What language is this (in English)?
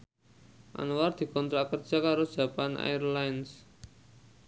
Javanese